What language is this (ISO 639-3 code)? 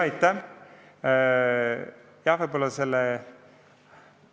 est